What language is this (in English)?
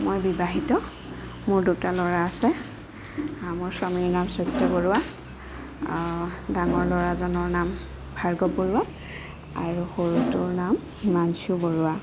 Assamese